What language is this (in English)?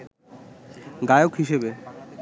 Bangla